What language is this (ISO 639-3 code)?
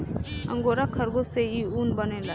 bho